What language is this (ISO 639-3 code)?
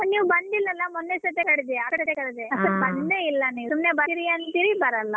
kan